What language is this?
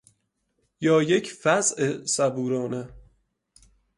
Persian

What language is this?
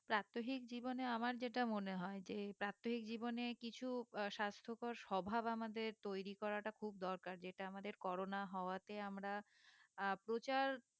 Bangla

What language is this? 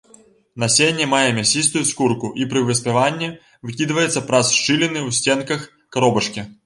Belarusian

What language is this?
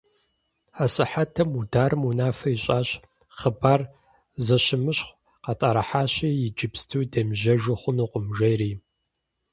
Kabardian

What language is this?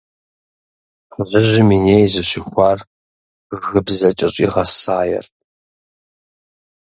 Kabardian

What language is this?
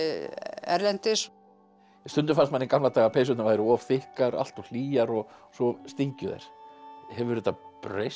Icelandic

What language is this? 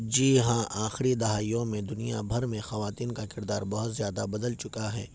Urdu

